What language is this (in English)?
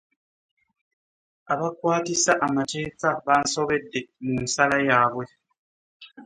Ganda